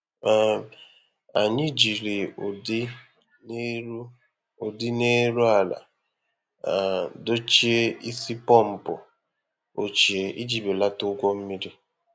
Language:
Igbo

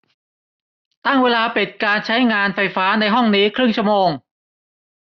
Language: Thai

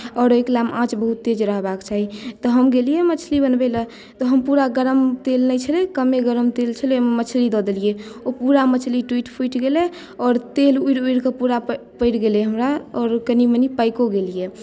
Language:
Maithili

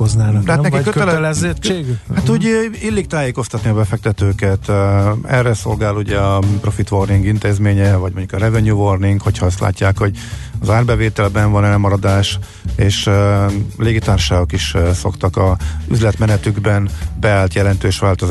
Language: Hungarian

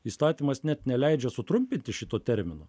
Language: Lithuanian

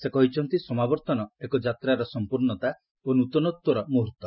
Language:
Odia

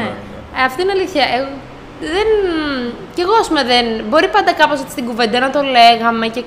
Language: Greek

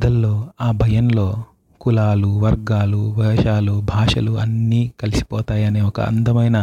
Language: Telugu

